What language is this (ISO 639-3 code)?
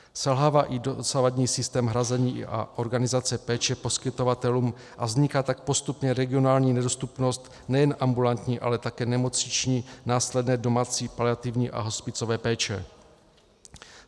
ces